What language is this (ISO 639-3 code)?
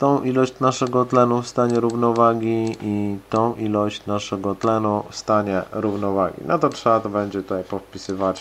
pol